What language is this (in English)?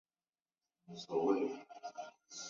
Chinese